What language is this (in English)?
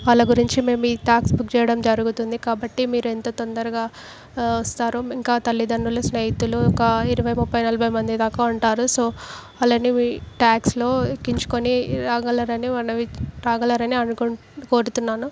Telugu